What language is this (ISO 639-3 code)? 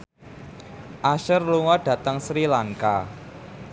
jav